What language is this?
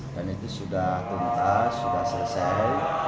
Indonesian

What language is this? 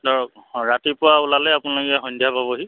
Assamese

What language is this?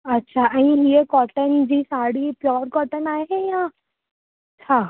Sindhi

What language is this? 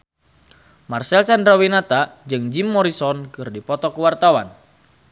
Sundanese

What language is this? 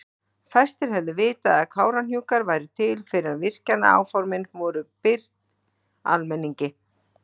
Icelandic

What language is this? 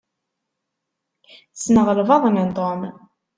Kabyle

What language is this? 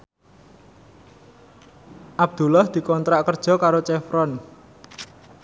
Javanese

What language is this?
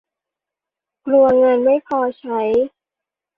Thai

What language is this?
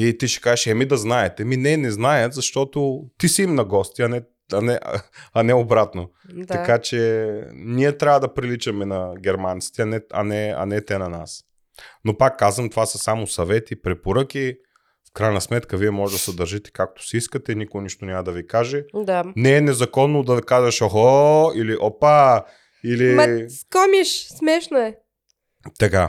Bulgarian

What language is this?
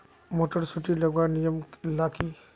Magahi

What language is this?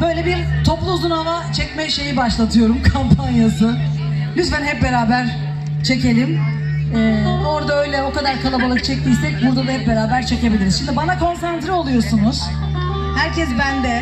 Turkish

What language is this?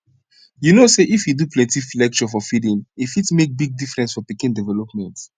Nigerian Pidgin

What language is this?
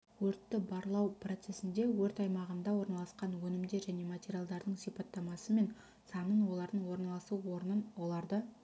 Kazakh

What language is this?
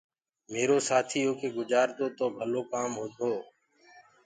Gurgula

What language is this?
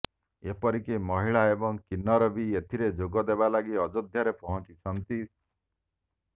Odia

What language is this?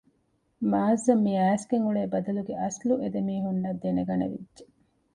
Divehi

